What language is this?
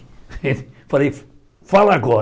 Portuguese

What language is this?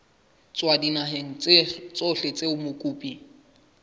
Southern Sotho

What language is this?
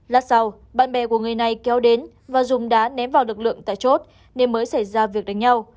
Vietnamese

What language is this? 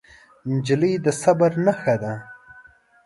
Pashto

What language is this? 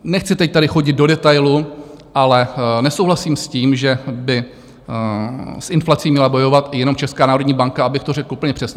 Czech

